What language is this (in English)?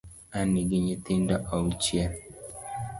Luo (Kenya and Tanzania)